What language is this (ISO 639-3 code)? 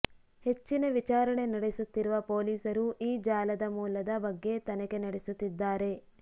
kan